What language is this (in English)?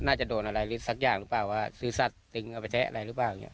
Thai